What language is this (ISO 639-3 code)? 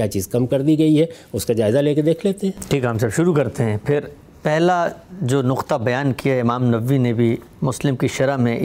urd